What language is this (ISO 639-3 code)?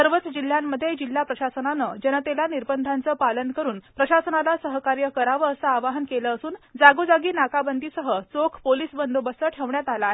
mar